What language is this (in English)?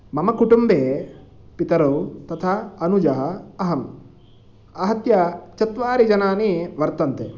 Sanskrit